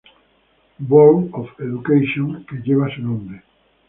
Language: Spanish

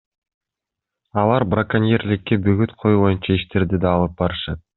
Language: Kyrgyz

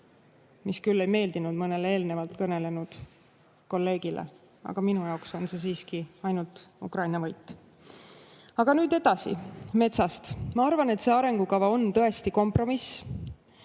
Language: Estonian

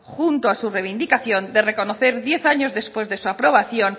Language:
Spanish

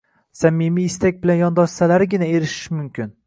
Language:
Uzbek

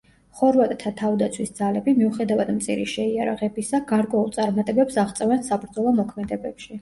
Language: Georgian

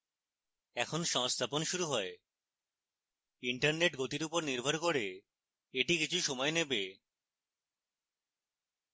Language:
Bangla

